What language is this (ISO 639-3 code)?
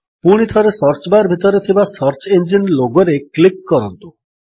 ori